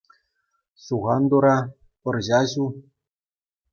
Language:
Chuvash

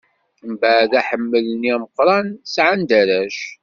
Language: Kabyle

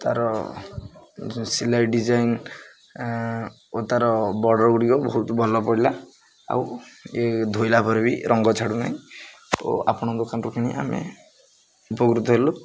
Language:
Odia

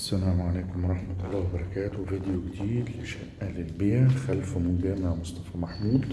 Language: Arabic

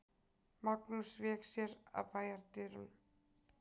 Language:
Icelandic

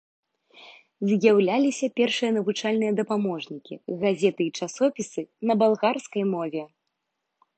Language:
Belarusian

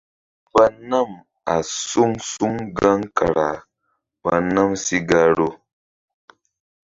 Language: Mbum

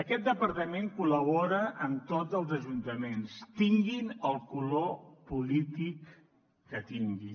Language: Catalan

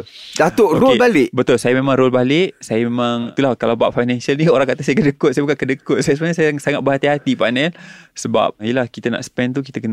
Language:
Malay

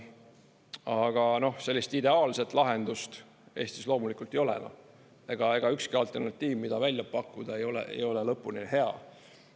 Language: Estonian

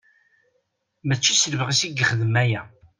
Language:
Kabyle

